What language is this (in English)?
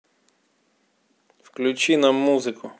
Russian